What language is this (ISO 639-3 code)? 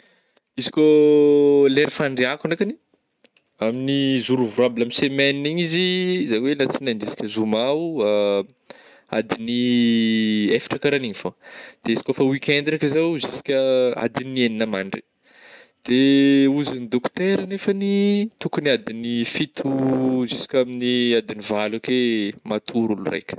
bmm